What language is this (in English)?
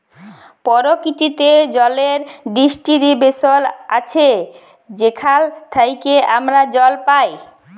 Bangla